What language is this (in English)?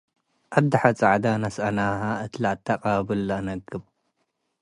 Tigre